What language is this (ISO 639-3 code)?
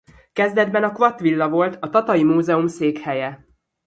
hun